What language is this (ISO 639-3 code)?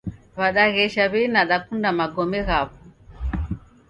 dav